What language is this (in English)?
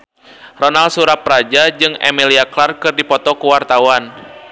Sundanese